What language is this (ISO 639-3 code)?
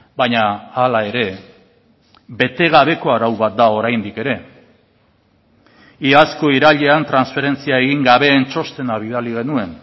eus